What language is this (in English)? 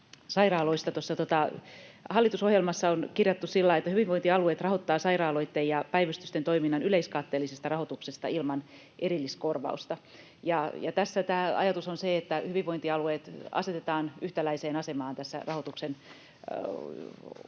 Finnish